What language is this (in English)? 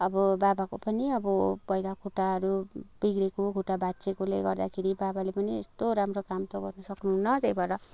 Nepali